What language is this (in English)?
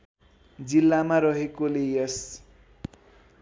Nepali